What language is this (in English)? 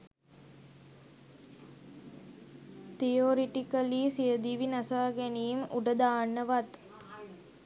Sinhala